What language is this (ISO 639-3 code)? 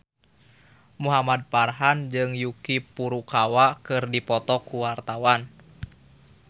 sun